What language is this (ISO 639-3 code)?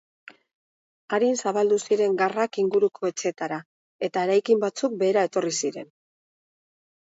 eus